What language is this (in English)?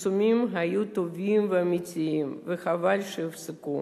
Hebrew